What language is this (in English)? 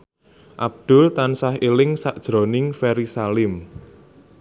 Javanese